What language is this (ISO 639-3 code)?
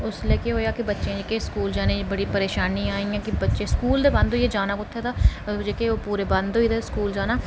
doi